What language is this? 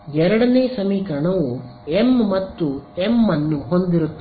Kannada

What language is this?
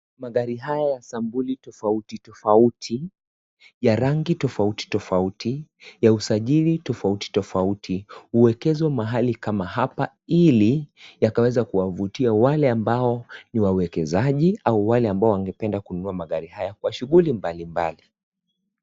Swahili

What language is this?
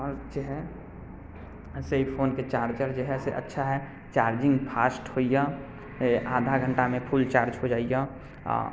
Maithili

